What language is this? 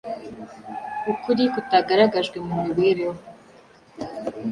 Kinyarwanda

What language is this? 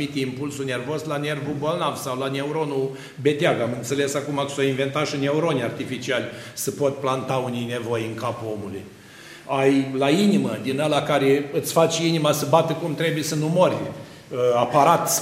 Romanian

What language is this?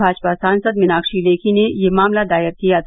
Hindi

